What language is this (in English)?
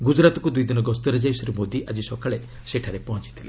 Odia